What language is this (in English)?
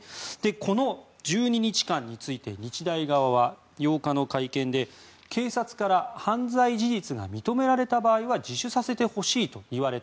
Japanese